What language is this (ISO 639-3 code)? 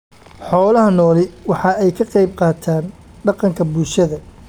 som